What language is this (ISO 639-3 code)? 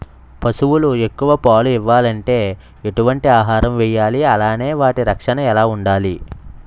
tel